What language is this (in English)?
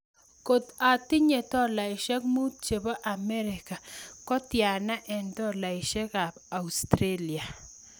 Kalenjin